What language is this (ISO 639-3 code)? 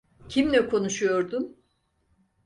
tur